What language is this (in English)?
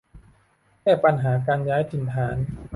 Thai